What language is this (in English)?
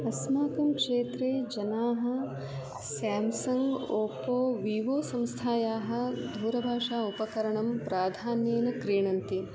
Sanskrit